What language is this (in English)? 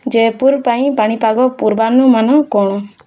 Odia